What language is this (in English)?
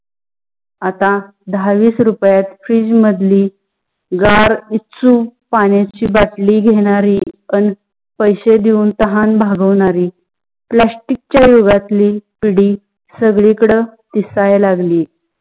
Marathi